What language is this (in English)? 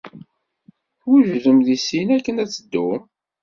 Kabyle